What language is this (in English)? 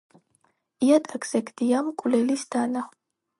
Georgian